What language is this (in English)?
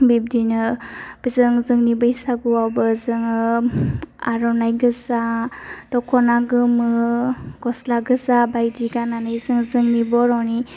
Bodo